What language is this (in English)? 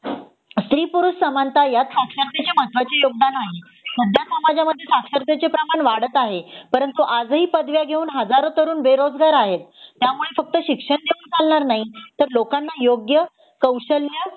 Marathi